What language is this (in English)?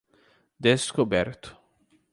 Portuguese